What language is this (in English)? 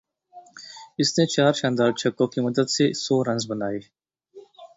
Urdu